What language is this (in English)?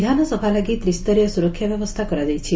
Odia